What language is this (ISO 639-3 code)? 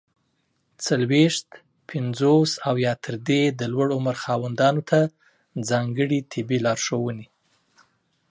pus